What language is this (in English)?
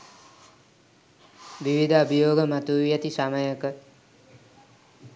Sinhala